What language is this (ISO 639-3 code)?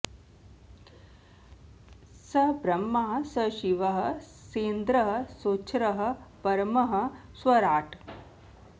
san